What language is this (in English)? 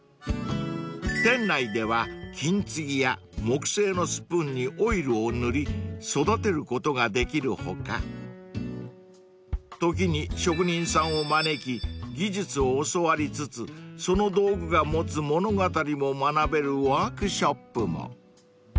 Japanese